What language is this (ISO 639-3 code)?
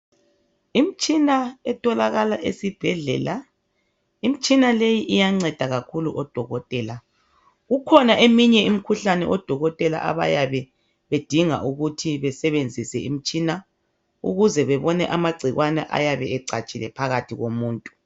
nde